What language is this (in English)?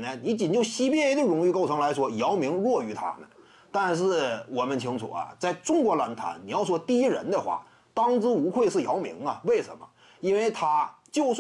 Chinese